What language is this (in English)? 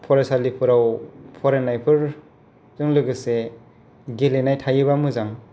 Bodo